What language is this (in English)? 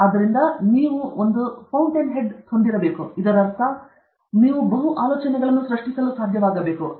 Kannada